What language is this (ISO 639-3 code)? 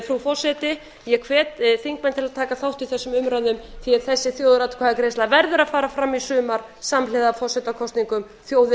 isl